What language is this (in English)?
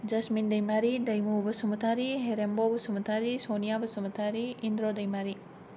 Bodo